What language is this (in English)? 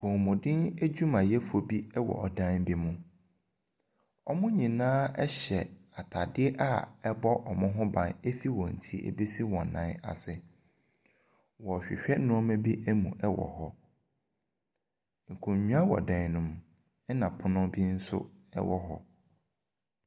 Akan